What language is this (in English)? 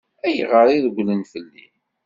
Kabyle